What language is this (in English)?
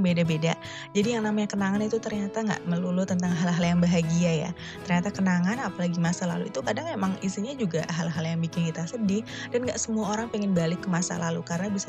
Indonesian